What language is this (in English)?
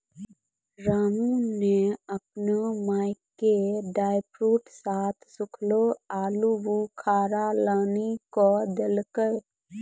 Maithili